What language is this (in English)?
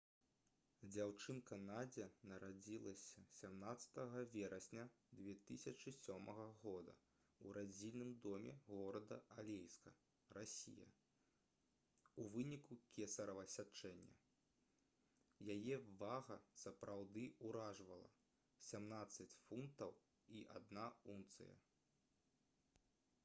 Belarusian